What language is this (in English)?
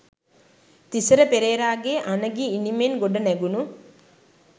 Sinhala